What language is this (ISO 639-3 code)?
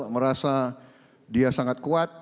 ind